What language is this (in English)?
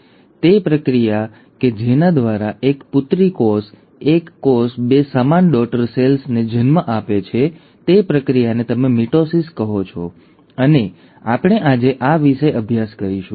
Gujarati